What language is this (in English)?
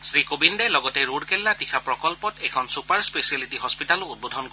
Assamese